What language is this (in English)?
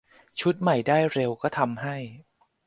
Thai